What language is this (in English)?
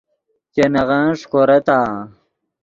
Yidgha